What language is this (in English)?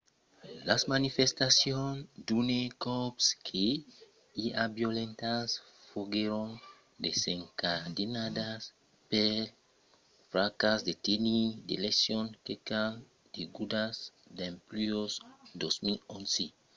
Occitan